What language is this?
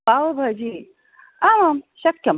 Sanskrit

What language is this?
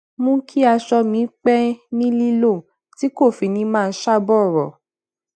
Yoruba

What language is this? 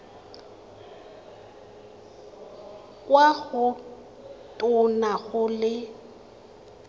Tswana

